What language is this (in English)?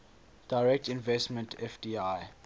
English